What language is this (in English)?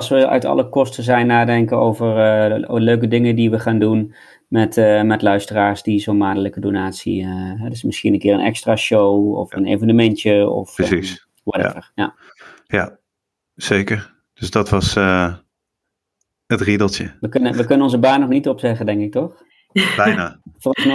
Dutch